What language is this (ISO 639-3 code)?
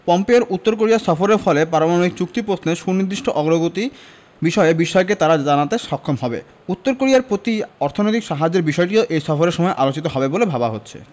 ben